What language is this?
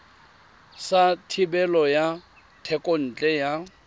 Tswana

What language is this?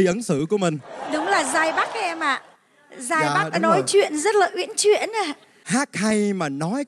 Vietnamese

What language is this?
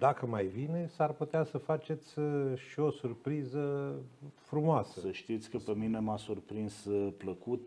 Romanian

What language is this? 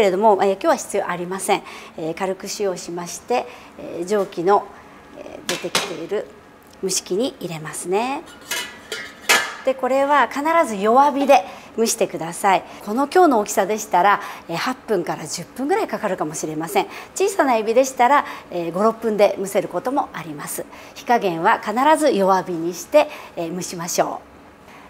Japanese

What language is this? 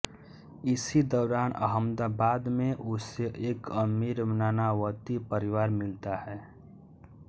Hindi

